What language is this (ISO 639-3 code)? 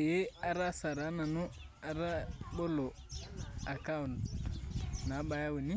mas